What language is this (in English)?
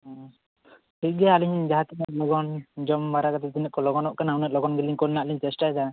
Santali